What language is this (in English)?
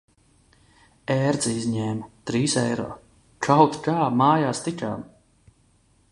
Latvian